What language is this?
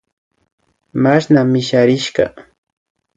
Imbabura Highland Quichua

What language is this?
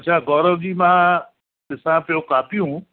Sindhi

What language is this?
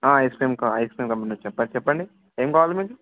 Telugu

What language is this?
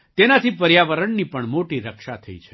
Gujarati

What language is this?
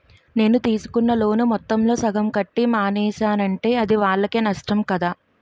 Telugu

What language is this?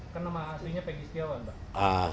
Indonesian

